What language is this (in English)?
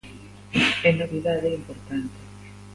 Galician